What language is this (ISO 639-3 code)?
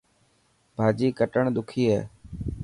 mki